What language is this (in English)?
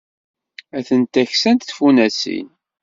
Kabyle